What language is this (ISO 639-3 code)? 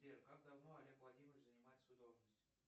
rus